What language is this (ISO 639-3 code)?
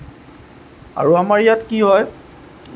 asm